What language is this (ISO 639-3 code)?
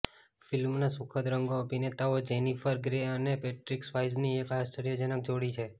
guj